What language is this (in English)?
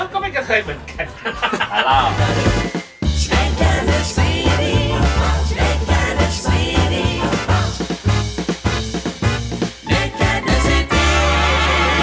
Thai